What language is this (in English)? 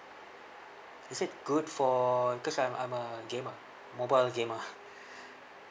English